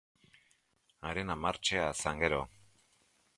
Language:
Basque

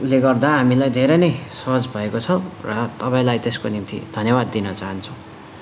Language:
Nepali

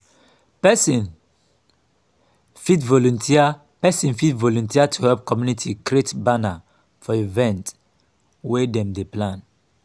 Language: Nigerian Pidgin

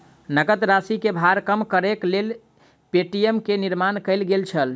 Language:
Maithili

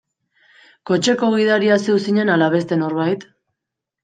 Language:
Basque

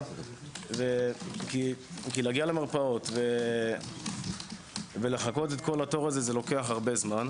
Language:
Hebrew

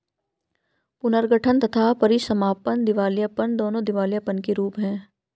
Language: Hindi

